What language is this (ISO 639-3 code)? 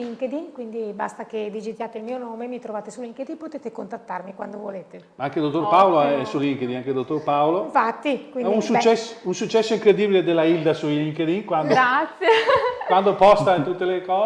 ita